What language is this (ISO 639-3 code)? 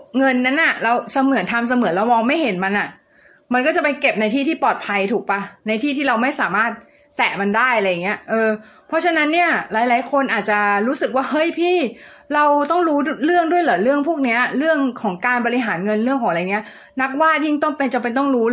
tha